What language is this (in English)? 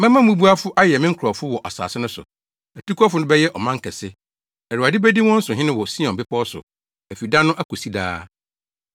Akan